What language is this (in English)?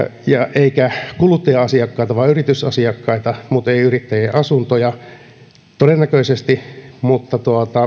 Finnish